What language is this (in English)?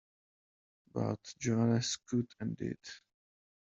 English